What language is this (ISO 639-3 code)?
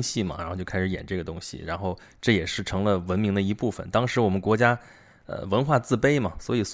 zho